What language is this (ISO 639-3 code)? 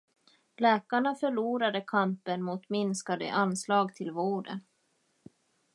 swe